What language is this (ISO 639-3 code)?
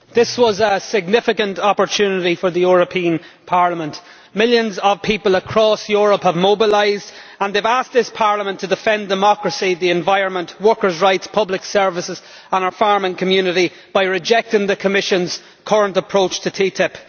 eng